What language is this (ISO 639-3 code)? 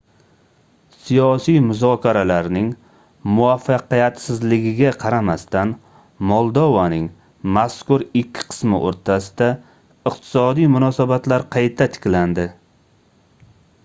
uzb